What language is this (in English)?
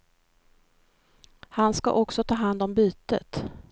Swedish